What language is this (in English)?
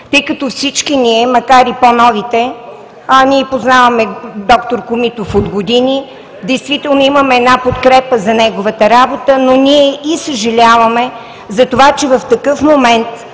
Bulgarian